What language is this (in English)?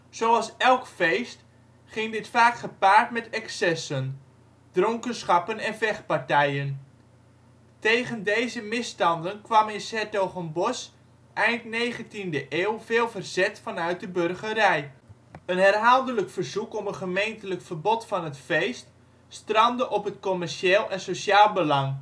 Dutch